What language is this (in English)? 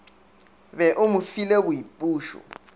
Northern Sotho